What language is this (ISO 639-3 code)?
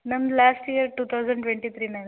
kan